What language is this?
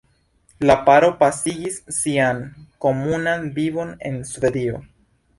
Esperanto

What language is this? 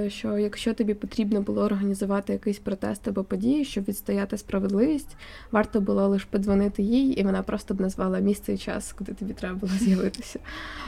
Ukrainian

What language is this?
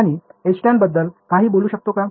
Marathi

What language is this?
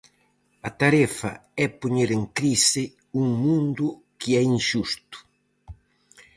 Galician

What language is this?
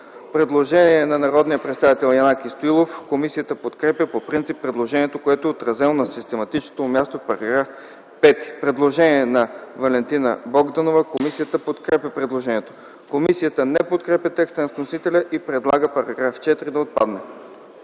Bulgarian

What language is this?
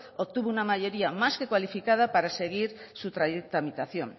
Spanish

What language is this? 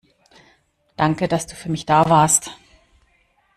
German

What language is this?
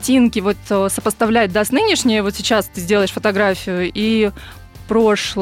Russian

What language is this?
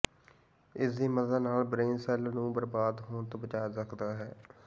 Punjabi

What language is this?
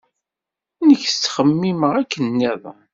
Kabyle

